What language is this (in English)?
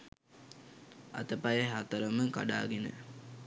Sinhala